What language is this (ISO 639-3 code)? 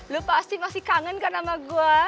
ind